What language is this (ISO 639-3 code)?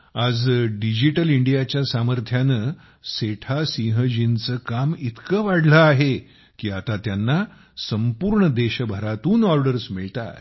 mar